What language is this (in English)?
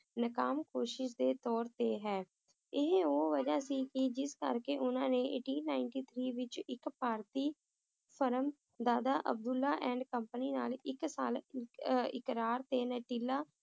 Punjabi